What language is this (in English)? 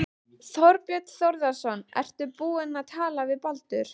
Icelandic